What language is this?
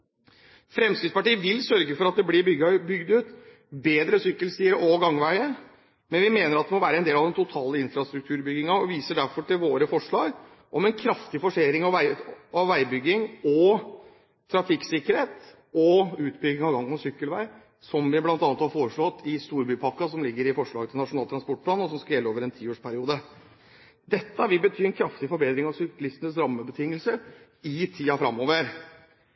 Norwegian Bokmål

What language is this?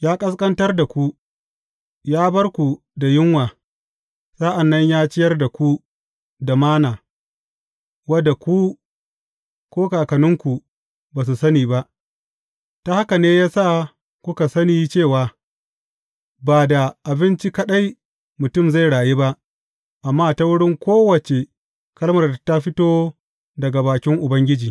Hausa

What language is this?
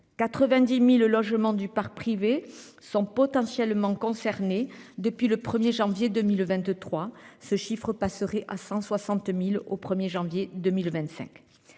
French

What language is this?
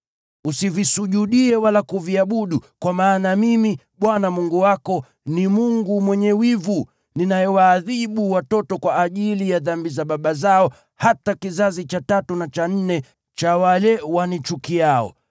Swahili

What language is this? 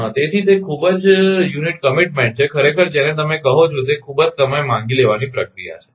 Gujarati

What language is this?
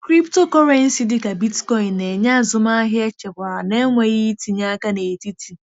Igbo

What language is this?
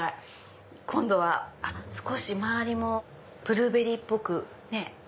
Japanese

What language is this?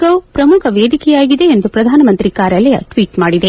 Kannada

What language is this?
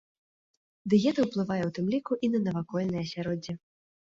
Belarusian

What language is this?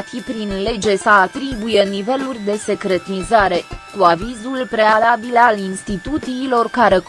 Romanian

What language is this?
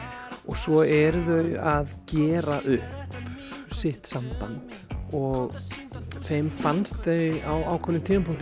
Icelandic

